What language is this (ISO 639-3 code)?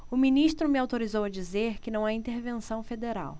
por